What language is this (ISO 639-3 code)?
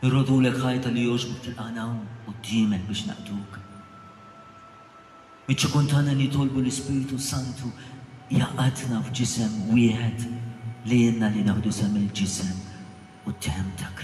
ara